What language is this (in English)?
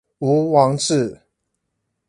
Chinese